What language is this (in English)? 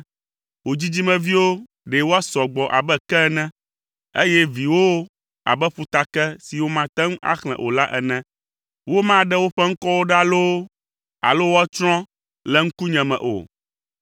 Ewe